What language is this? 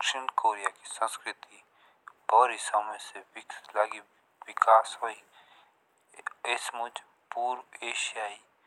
Jaunsari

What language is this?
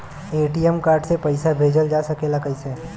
Bhojpuri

